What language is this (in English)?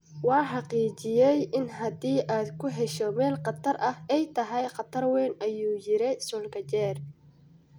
Somali